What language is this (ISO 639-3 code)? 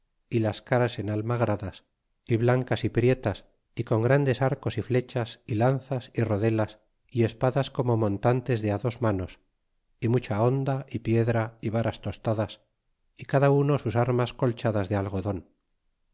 spa